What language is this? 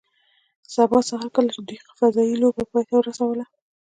Pashto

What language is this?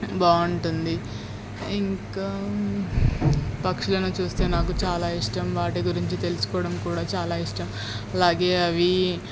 Telugu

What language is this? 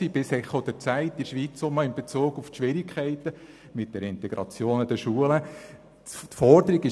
Swiss German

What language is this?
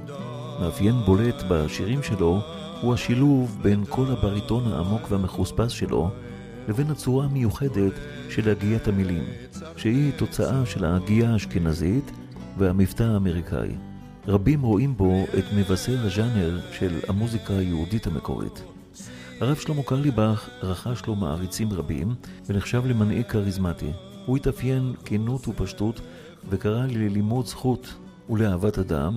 Hebrew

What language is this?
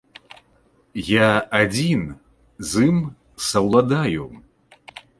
Belarusian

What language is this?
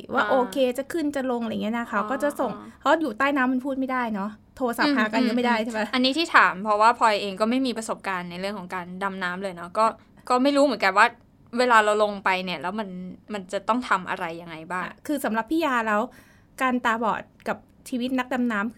Thai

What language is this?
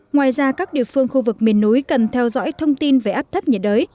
Vietnamese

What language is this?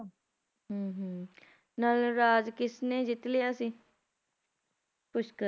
Punjabi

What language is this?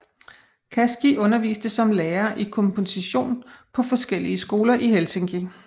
Danish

